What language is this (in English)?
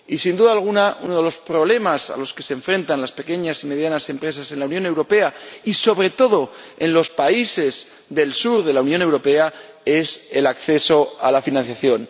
Spanish